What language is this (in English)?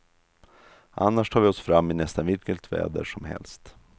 Swedish